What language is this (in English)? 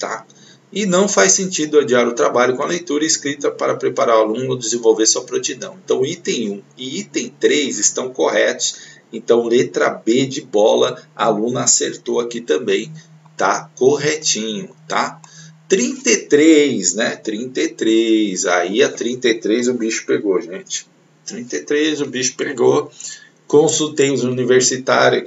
Portuguese